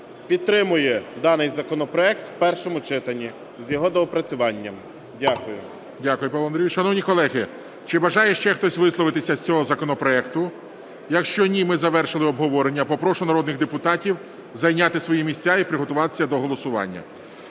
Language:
Ukrainian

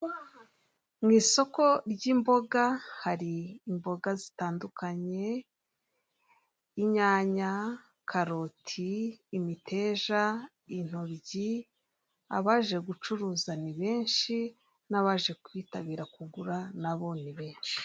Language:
Kinyarwanda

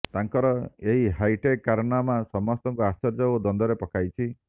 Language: Odia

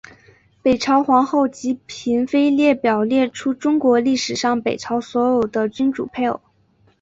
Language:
Chinese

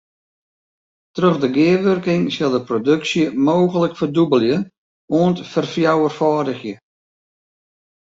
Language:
Western Frisian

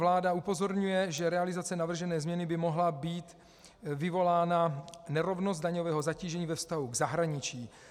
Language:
Czech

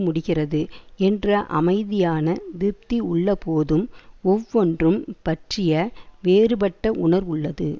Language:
Tamil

